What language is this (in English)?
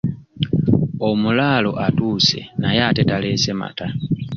Ganda